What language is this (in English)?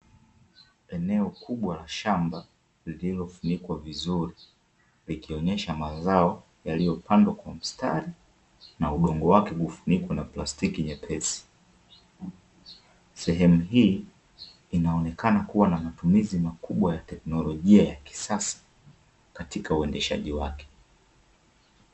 Swahili